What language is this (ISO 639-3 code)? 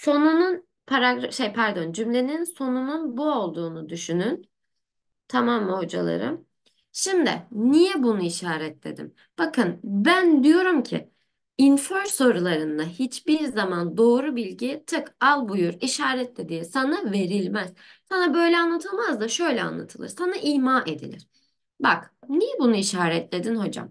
tur